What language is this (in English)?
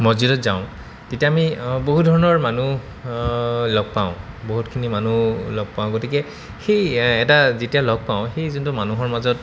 Assamese